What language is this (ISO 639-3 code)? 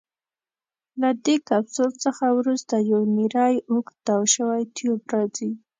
pus